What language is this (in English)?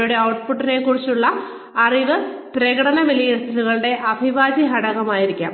Malayalam